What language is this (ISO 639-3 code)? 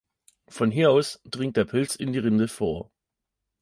deu